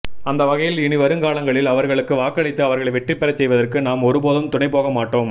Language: Tamil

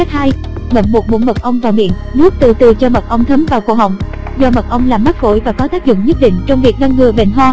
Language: Vietnamese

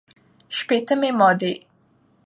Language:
Pashto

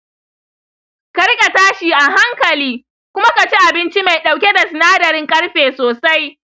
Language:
Hausa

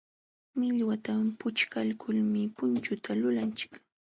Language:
Jauja Wanca Quechua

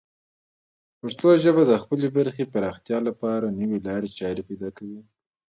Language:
Pashto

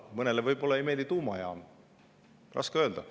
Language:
Estonian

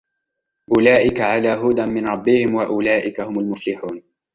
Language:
Arabic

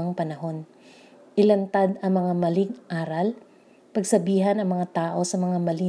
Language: Filipino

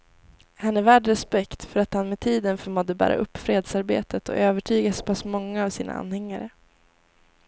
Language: Swedish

